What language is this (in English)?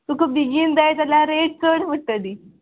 Konkani